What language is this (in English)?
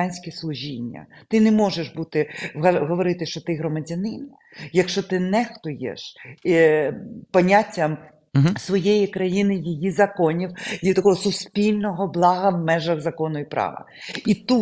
Ukrainian